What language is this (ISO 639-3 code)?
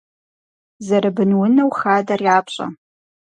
kbd